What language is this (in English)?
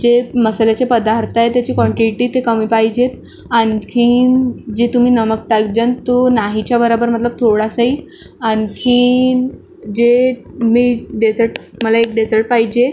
Marathi